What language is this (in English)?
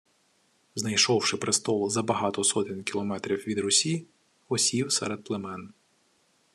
Ukrainian